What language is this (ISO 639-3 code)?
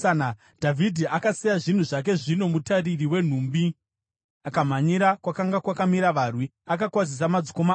sna